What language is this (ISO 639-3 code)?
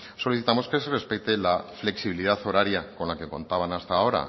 spa